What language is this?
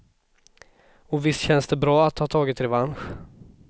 Swedish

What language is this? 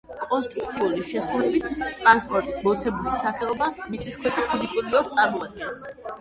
Georgian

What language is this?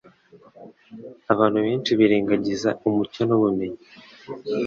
Kinyarwanda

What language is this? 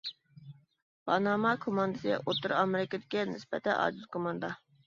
Uyghur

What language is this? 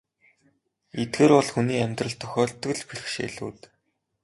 Mongolian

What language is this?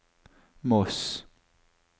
Norwegian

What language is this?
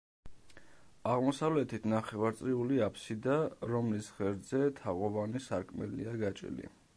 Georgian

